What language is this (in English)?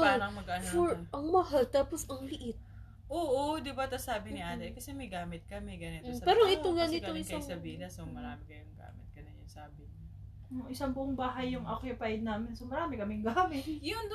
Filipino